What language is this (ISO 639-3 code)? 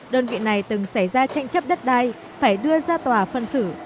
vie